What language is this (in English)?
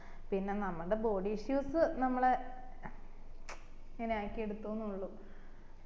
Malayalam